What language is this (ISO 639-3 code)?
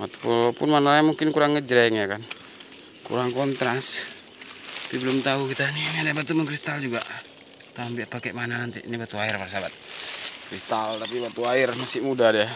ind